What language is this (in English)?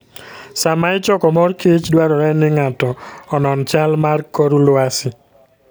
Luo (Kenya and Tanzania)